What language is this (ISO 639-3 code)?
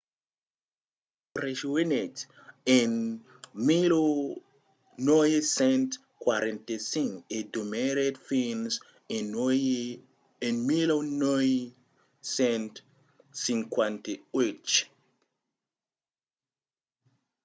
oci